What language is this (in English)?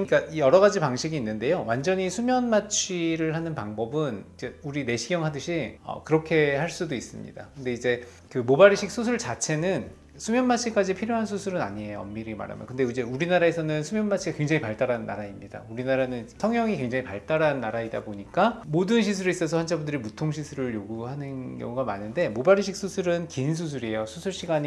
Korean